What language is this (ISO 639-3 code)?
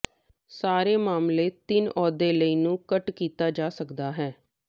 pan